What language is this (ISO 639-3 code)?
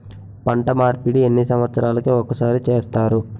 tel